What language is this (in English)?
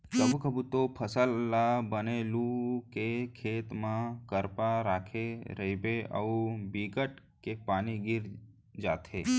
Chhattisgarhi